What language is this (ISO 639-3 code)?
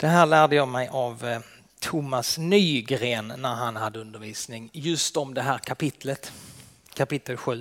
swe